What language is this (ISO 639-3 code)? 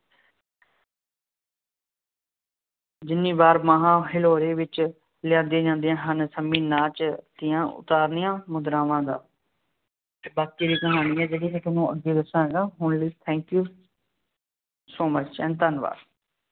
pan